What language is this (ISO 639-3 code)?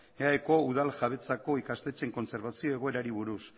eus